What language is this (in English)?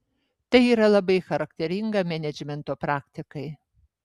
Lithuanian